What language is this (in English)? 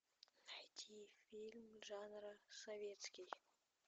Russian